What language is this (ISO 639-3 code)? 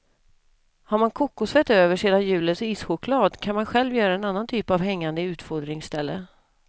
swe